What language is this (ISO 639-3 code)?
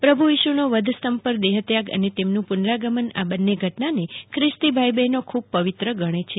guj